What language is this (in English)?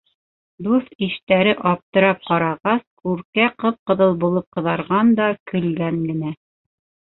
Bashkir